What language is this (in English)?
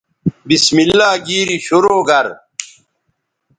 Bateri